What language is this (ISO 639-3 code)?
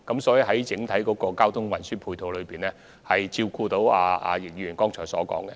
yue